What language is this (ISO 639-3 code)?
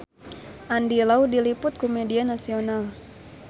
sun